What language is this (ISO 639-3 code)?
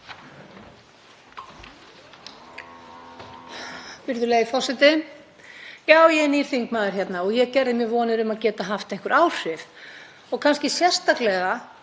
isl